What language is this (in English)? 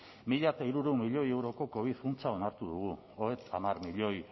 Basque